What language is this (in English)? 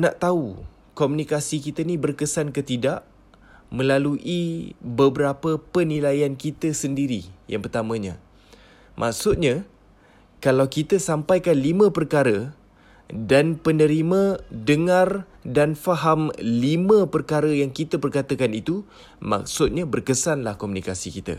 Malay